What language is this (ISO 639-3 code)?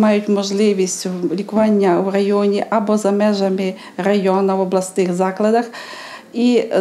ukr